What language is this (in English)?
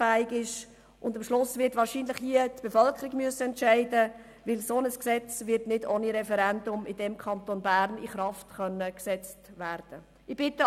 Swiss German